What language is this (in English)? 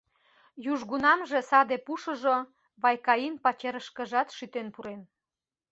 Mari